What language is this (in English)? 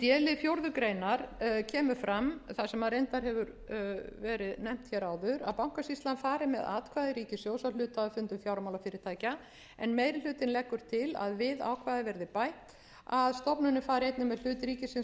Icelandic